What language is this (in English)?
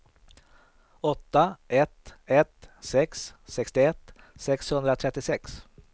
Swedish